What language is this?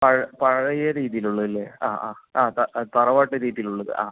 Malayalam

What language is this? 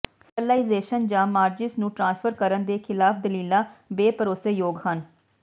Punjabi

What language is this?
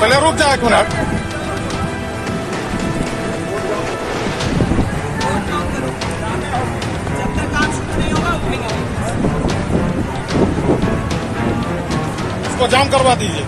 Spanish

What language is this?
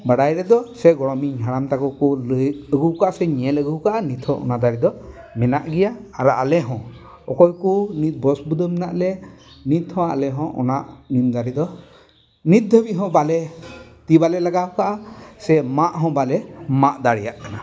Santali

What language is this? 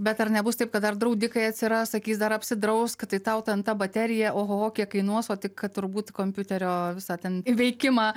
Lithuanian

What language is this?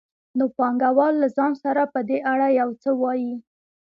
Pashto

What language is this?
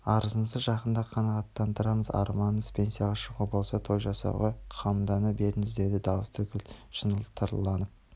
Kazakh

